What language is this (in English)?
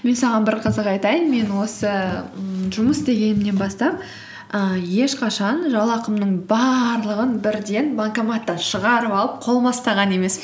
Kazakh